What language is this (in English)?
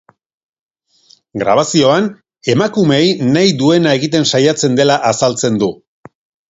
Basque